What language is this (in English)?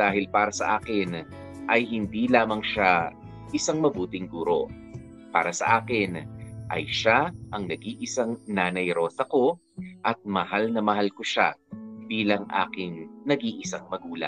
Filipino